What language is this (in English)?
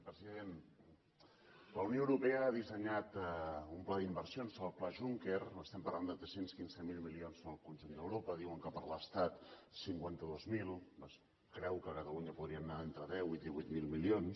Catalan